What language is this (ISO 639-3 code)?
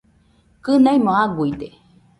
hux